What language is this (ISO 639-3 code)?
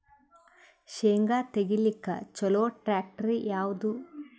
kan